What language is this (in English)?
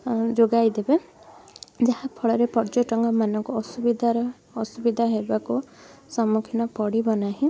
Odia